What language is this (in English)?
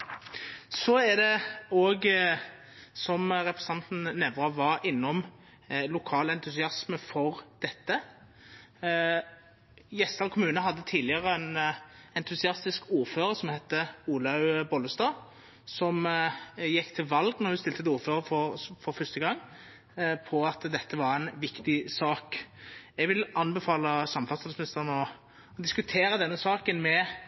Norwegian Nynorsk